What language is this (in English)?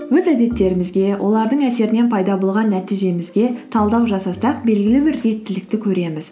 Kazakh